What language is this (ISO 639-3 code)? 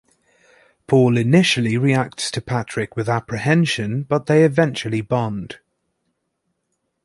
eng